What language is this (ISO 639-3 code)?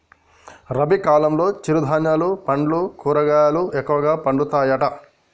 tel